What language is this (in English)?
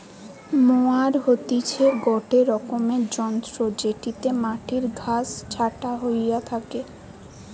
Bangla